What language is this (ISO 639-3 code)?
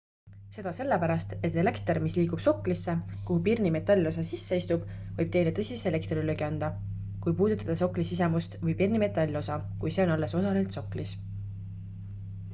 est